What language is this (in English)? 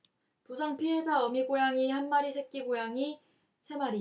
Korean